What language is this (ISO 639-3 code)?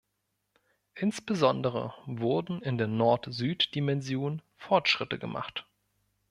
deu